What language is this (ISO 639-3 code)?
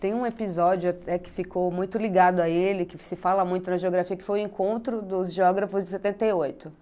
por